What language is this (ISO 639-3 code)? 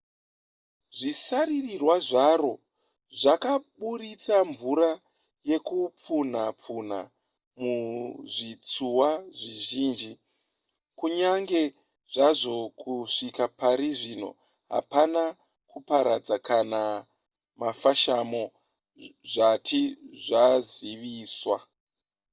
sna